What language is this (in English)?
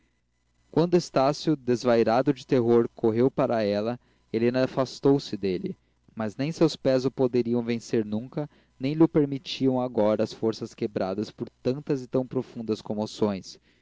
Portuguese